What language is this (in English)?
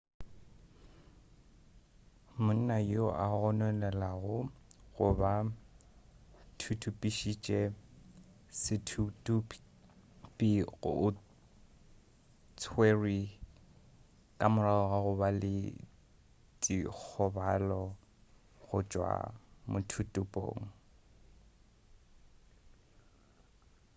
Northern Sotho